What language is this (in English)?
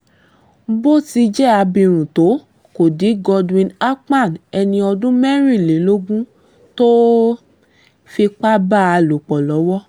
Yoruba